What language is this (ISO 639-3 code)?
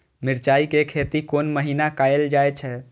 mai